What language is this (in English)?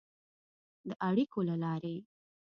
Pashto